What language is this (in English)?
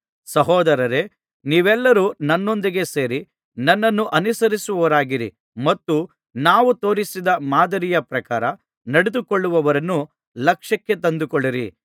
Kannada